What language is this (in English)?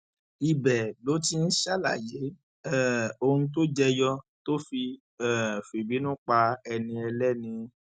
Yoruba